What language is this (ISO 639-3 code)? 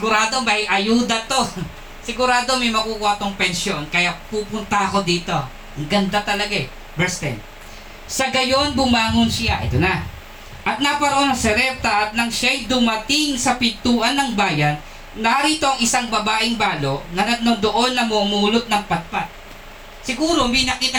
fil